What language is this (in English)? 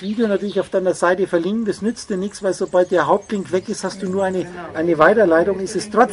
German